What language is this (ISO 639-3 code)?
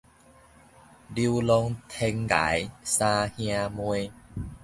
nan